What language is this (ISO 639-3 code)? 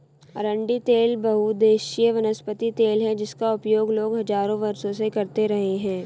hin